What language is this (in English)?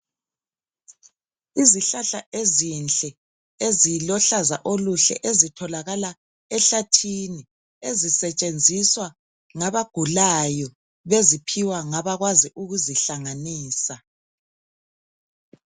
North Ndebele